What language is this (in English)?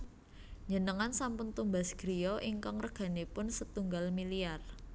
Javanese